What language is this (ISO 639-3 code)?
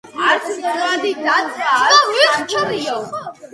kat